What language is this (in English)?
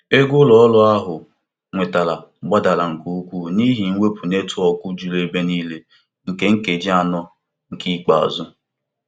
Igbo